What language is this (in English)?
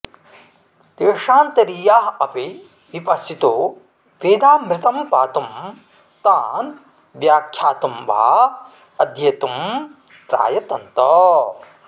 Sanskrit